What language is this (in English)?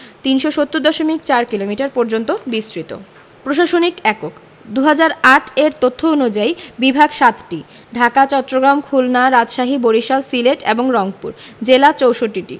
Bangla